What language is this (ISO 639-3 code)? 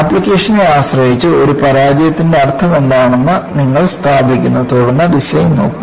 mal